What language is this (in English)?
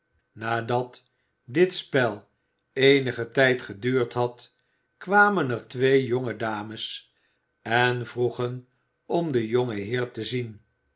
Dutch